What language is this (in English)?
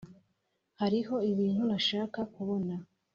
Kinyarwanda